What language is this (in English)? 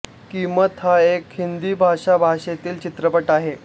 Marathi